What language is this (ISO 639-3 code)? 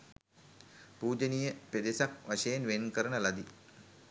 sin